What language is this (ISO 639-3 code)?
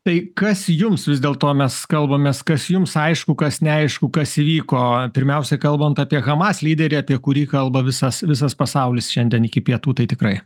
lit